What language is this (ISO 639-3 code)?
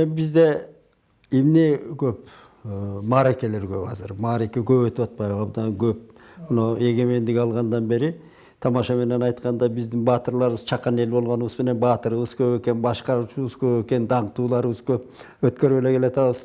tur